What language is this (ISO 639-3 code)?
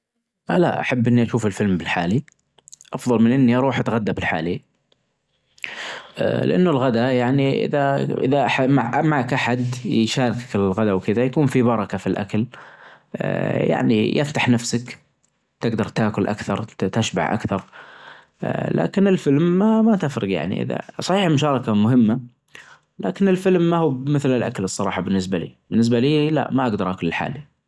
ars